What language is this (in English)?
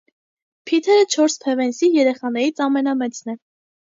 Armenian